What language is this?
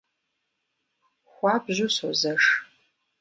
Kabardian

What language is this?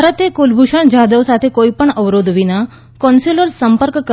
Gujarati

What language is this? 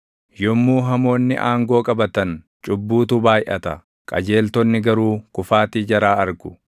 Oromo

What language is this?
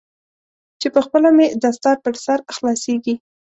Pashto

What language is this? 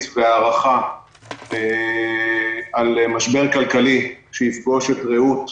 Hebrew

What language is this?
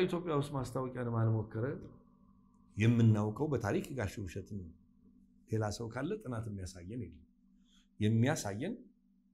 Arabic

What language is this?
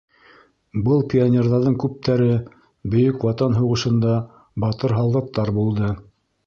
Bashkir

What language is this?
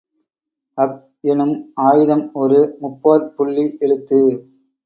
Tamil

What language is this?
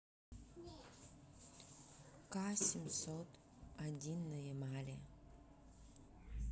Russian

